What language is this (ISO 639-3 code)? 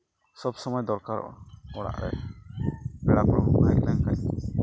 sat